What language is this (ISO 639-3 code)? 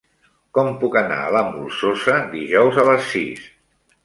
cat